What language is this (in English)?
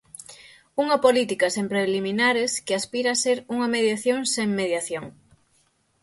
Galician